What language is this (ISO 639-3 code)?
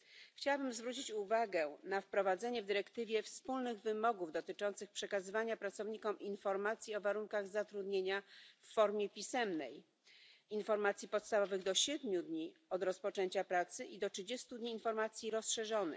pol